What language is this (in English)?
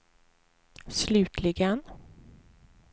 Swedish